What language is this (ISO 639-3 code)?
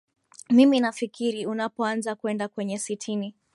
swa